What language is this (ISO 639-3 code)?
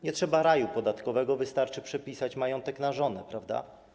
pol